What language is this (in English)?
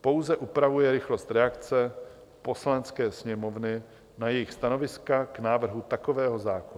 Czech